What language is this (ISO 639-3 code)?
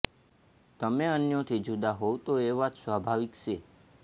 guj